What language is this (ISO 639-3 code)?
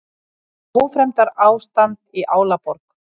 isl